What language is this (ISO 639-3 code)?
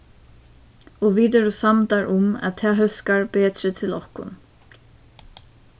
fao